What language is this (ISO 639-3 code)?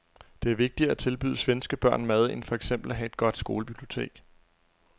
dan